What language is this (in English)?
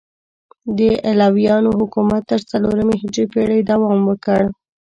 Pashto